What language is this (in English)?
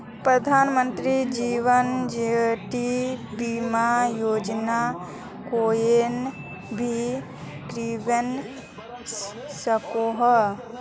Magahi